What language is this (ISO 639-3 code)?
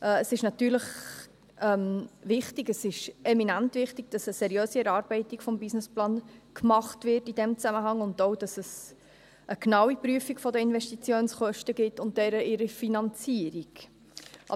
gsw